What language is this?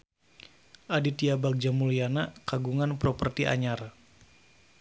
Sundanese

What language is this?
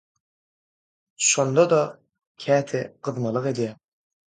Turkmen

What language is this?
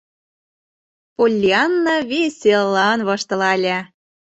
Mari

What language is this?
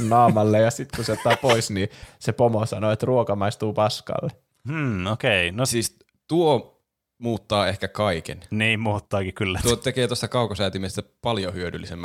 Finnish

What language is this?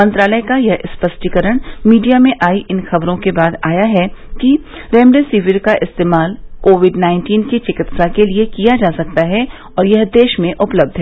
Hindi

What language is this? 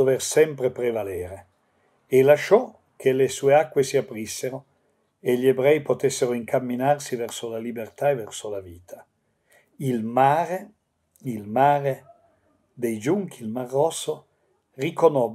Italian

